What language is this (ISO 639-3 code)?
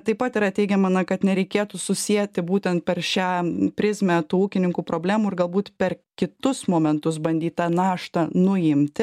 lit